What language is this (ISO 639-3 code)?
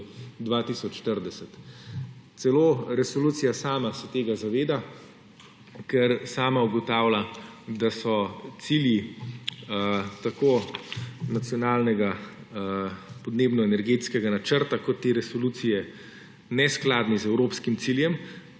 slv